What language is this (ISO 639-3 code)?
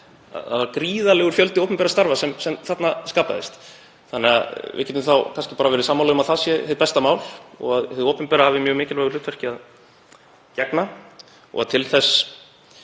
isl